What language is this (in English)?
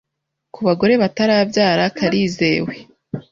Kinyarwanda